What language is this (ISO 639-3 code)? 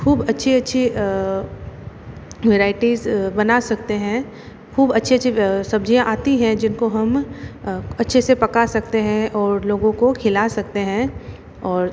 hin